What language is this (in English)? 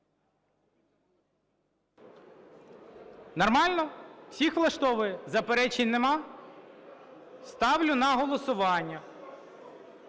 Ukrainian